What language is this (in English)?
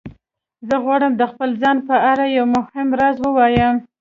Pashto